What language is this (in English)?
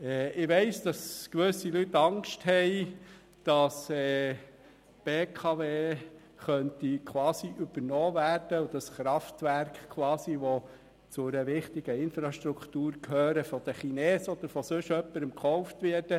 Swiss German